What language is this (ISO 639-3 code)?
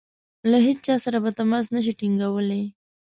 pus